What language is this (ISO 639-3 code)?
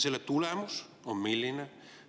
est